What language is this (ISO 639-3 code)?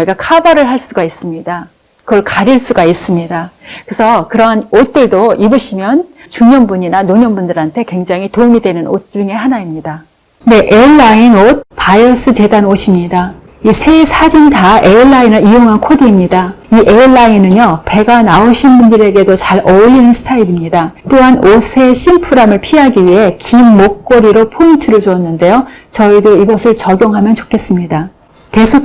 kor